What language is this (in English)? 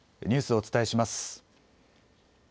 Japanese